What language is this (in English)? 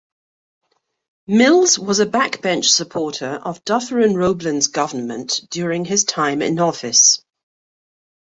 English